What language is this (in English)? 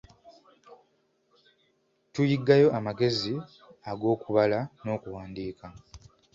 Ganda